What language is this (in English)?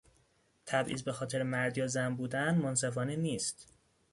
Persian